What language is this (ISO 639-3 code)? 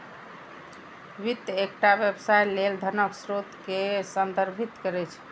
mai